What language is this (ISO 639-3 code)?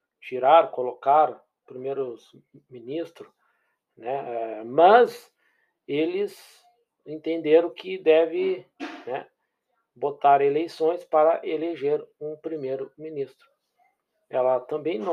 por